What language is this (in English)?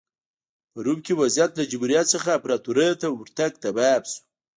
Pashto